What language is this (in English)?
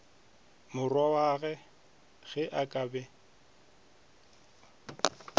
Northern Sotho